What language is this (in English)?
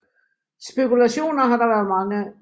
Danish